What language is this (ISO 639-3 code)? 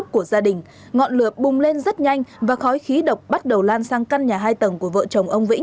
vie